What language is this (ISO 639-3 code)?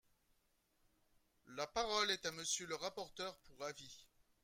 fra